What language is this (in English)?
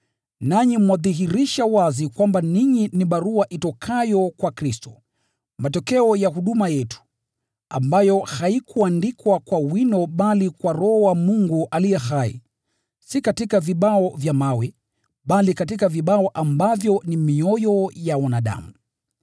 Swahili